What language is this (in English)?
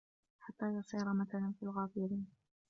Arabic